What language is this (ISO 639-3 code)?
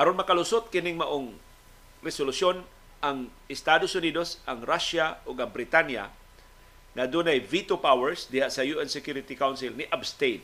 fil